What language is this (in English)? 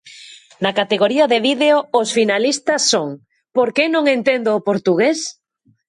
Galician